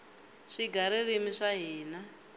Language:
Tsonga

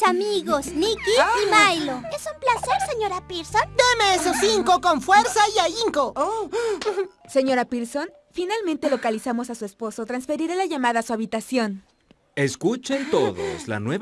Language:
Spanish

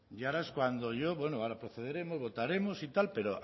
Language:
Spanish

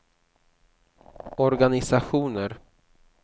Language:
Swedish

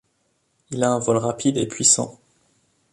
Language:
French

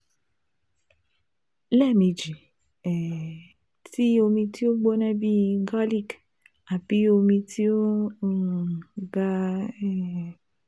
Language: Yoruba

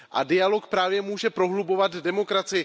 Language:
Czech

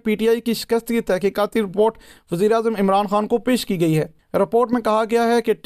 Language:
Urdu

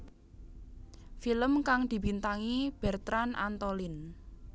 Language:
Javanese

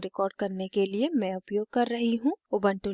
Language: Hindi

